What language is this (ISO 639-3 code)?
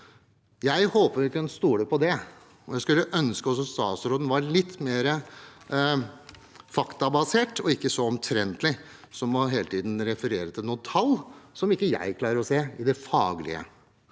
nor